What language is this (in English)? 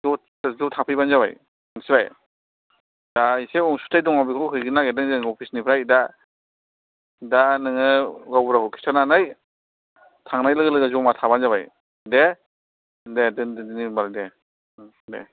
Bodo